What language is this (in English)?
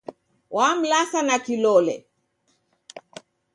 Taita